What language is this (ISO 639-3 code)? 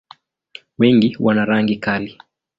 swa